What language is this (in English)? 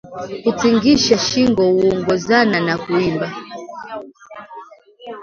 Swahili